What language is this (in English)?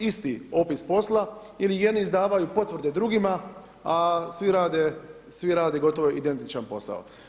Croatian